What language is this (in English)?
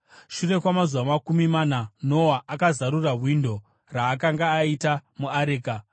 Shona